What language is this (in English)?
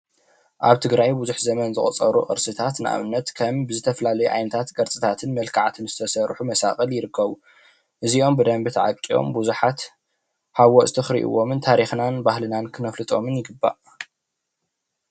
Tigrinya